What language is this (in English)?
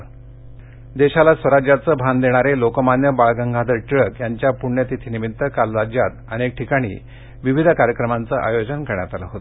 Marathi